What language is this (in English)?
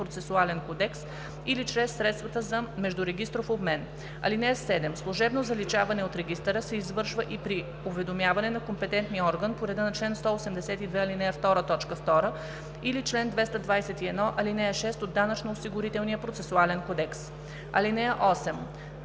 Bulgarian